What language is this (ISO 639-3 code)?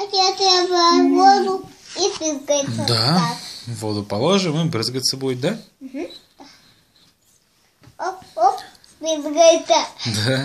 rus